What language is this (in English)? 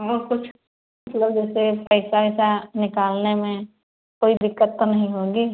Hindi